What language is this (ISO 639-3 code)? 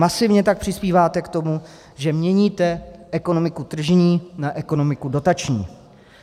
ces